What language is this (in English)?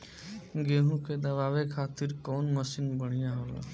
Bhojpuri